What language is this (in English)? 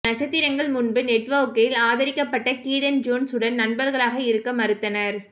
Tamil